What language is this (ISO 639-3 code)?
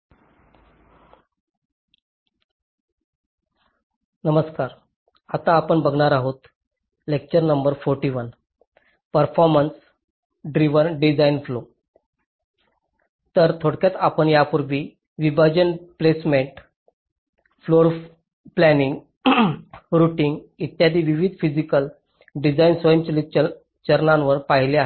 mar